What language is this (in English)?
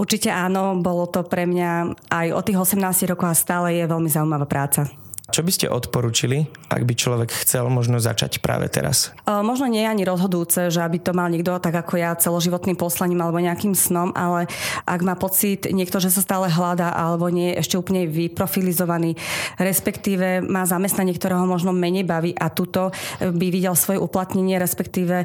Slovak